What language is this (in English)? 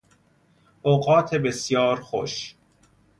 Persian